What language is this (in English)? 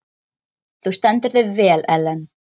Icelandic